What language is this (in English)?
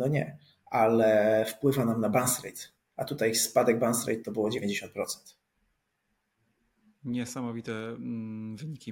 Polish